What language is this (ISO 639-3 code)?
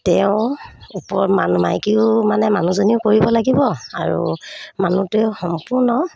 asm